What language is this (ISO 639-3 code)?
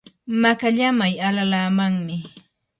qur